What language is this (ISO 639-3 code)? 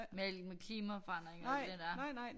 dan